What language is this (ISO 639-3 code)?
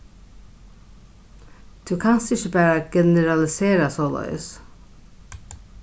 fao